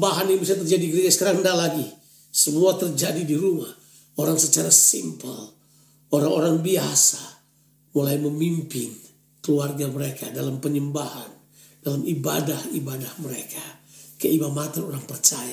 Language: Indonesian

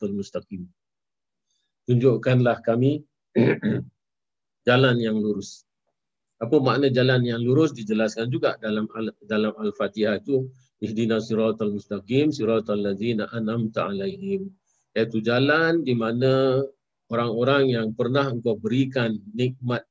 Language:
Malay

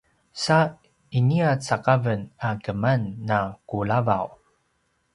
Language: Paiwan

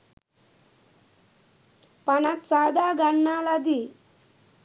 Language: Sinhala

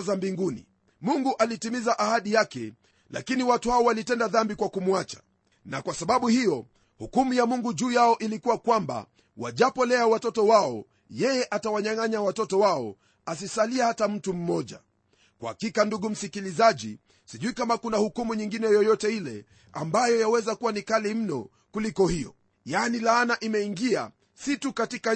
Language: Swahili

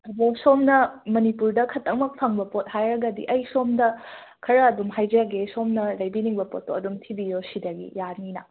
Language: Manipuri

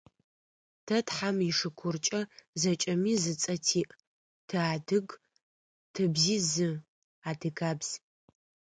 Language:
Adyghe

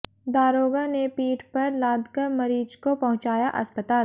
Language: Hindi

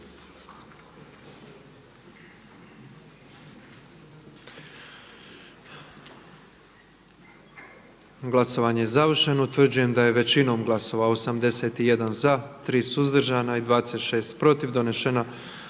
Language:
Croatian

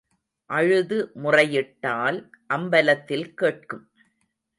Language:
Tamil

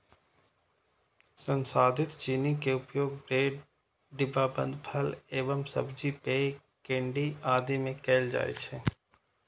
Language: Maithili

